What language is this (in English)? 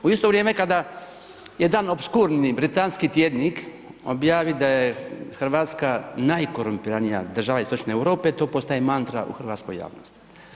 Croatian